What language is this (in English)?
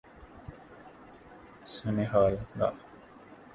Urdu